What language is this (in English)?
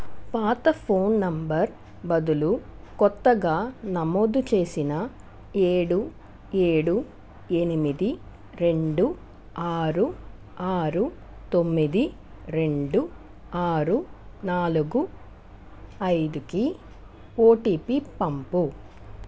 Telugu